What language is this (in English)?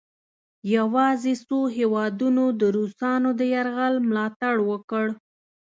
Pashto